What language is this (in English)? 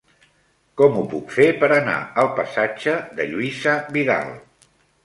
Catalan